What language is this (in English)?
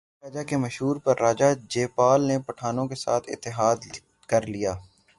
Urdu